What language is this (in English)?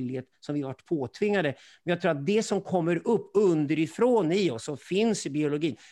Swedish